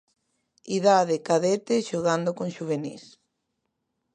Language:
Galician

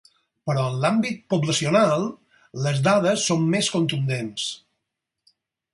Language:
Catalan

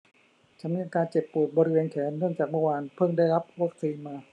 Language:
Thai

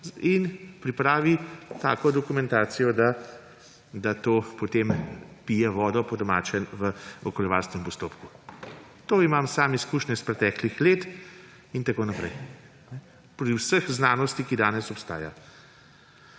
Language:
Slovenian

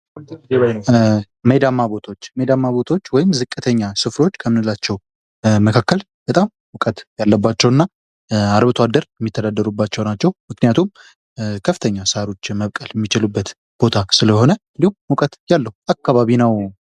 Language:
Amharic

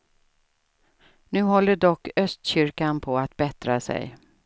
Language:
Swedish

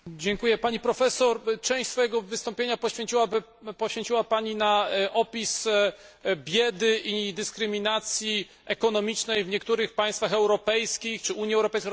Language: Polish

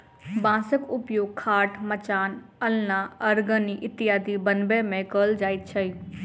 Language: Maithili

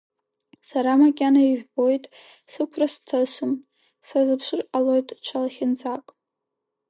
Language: Abkhazian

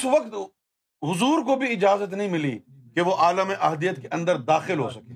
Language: Urdu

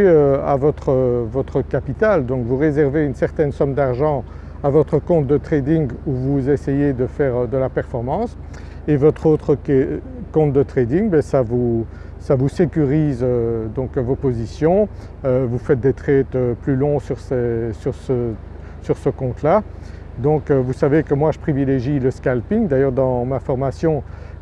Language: French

